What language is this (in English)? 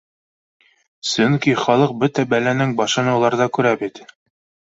Bashkir